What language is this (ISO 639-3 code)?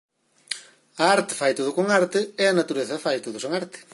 glg